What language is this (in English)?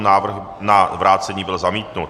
Czech